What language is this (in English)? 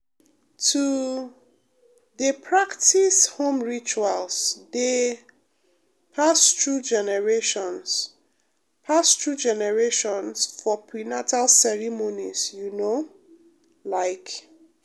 Nigerian Pidgin